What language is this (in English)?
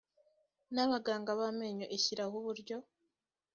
Kinyarwanda